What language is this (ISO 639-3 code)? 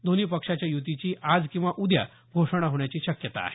mar